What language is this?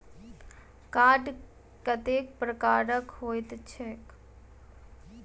Maithili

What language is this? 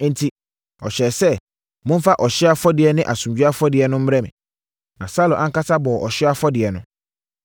Akan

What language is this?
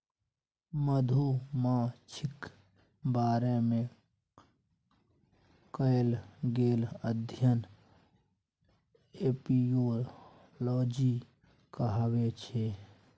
Maithili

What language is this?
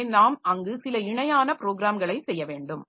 Tamil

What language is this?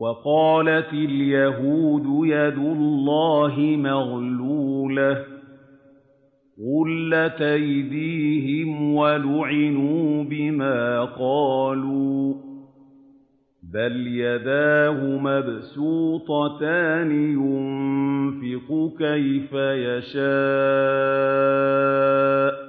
Arabic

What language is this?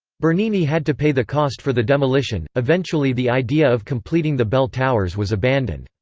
English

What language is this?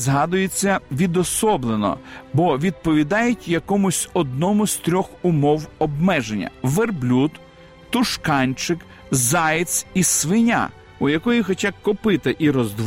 Ukrainian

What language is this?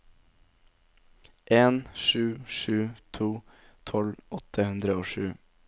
Norwegian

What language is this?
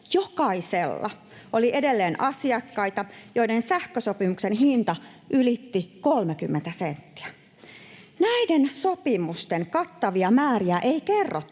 Finnish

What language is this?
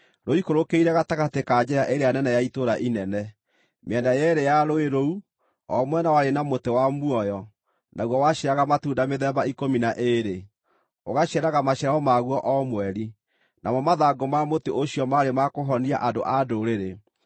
Kikuyu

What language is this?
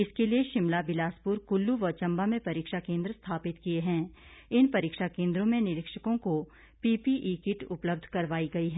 Hindi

